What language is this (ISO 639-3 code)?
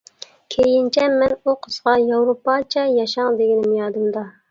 uig